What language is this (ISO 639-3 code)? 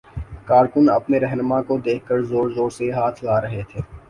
urd